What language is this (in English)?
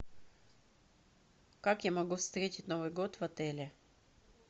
Russian